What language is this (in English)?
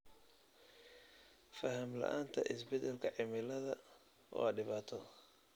Somali